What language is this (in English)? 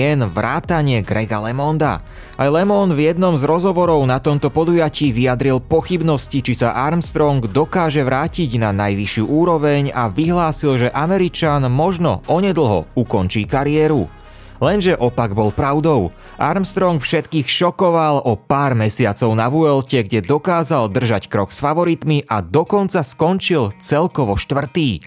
Slovak